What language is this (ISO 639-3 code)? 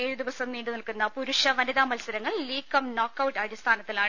mal